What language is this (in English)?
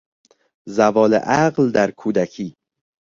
Persian